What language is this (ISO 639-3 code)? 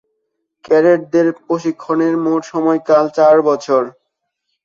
ben